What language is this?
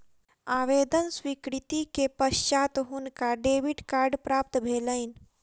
Maithili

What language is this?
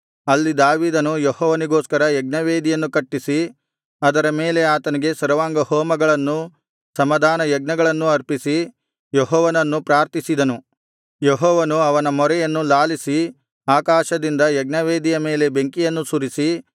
Kannada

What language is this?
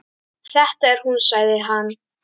Icelandic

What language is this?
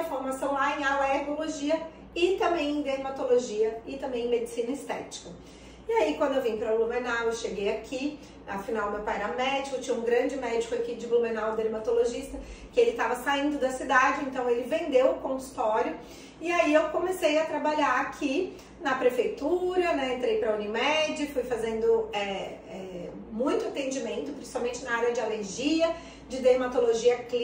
Portuguese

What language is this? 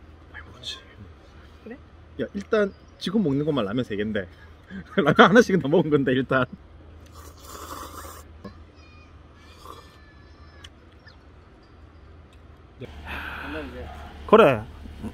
Korean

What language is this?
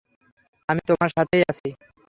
Bangla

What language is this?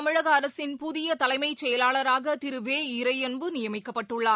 Tamil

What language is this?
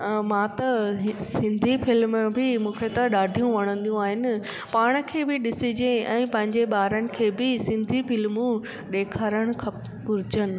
Sindhi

